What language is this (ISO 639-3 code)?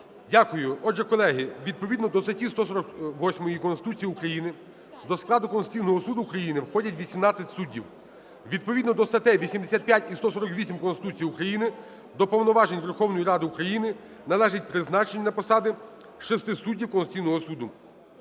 ukr